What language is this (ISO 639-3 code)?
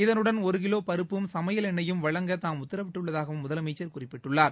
tam